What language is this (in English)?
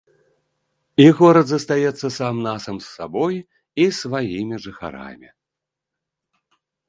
Belarusian